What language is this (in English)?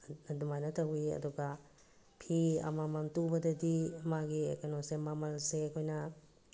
Manipuri